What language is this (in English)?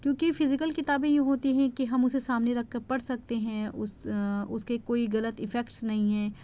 Urdu